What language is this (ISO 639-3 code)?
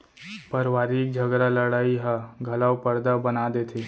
hne